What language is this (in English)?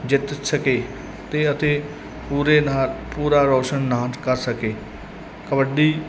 Punjabi